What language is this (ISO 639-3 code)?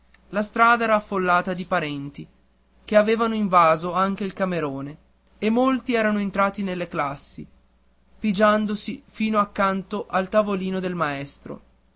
ita